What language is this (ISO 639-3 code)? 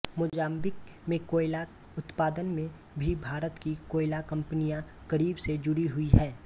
hin